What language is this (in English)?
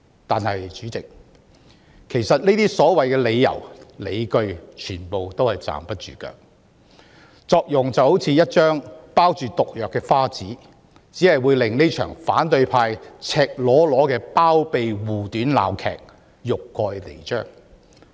Cantonese